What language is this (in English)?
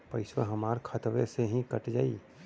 Bhojpuri